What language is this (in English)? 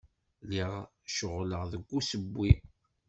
Kabyle